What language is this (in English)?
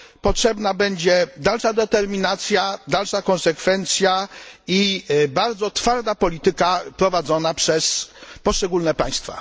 Polish